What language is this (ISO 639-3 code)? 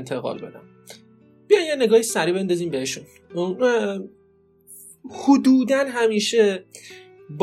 fas